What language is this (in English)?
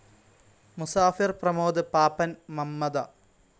Malayalam